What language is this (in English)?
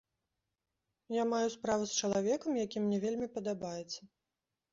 Belarusian